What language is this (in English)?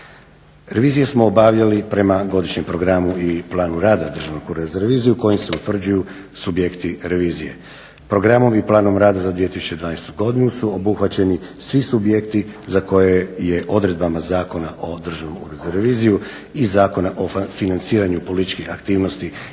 Croatian